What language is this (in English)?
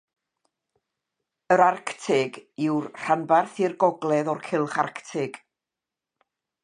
Welsh